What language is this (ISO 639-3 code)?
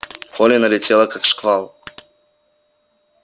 rus